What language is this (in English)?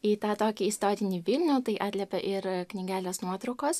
Lithuanian